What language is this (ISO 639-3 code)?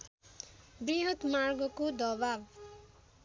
nep